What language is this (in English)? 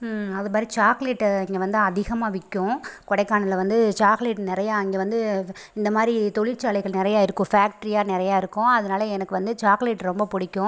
Tamil